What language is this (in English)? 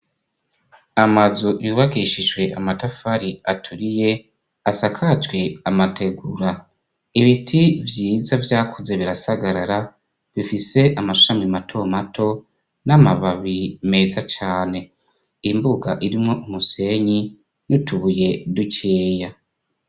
Rundi